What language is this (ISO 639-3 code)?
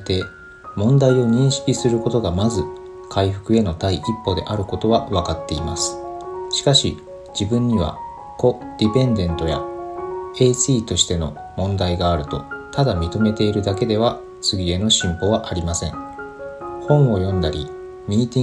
jpn